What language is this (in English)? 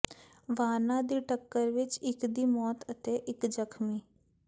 Punjabi